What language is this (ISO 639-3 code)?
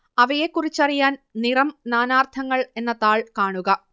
mal